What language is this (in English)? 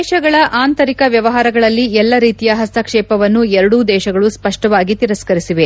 Kannada